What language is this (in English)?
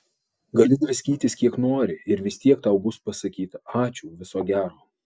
Lithuanian